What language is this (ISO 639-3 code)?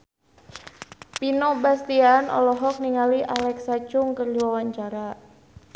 sun